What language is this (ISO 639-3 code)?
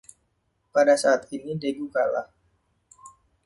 ind